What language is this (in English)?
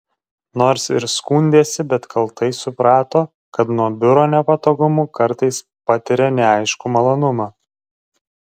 Lithuanian